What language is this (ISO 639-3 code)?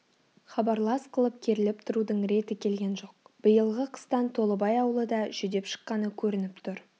kaz